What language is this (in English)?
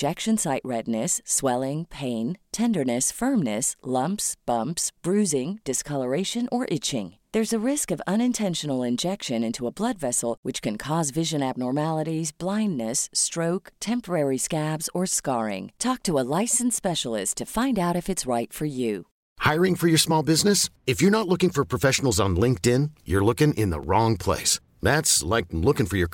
Filipino